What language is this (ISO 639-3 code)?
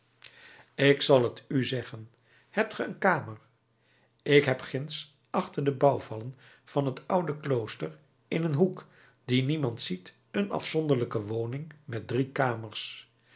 nld